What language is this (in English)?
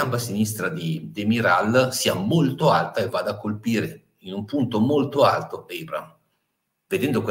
Italian